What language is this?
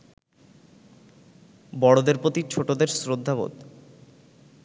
Bangla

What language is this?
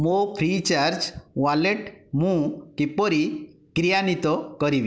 Odia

